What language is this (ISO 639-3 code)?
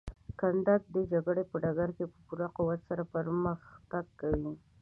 pus